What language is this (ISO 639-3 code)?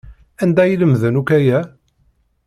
kab